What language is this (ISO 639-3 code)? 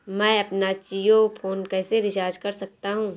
hin